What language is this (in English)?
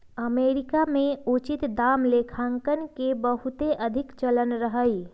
Magahi